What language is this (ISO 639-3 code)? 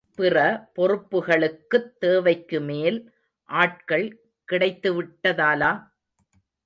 tam